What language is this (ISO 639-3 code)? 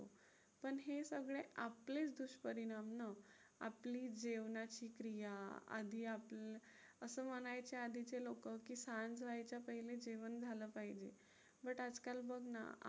mar